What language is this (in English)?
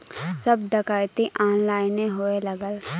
Bhojpuri